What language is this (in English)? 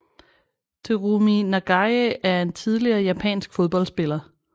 Danish